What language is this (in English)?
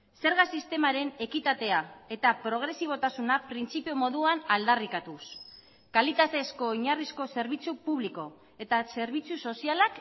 Basque